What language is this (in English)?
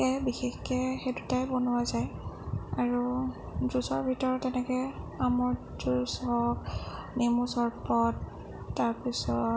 Assamese